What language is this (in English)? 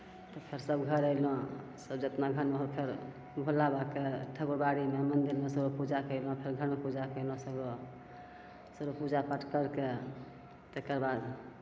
Maithili